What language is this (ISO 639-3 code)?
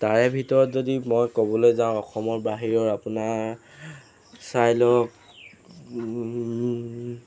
asm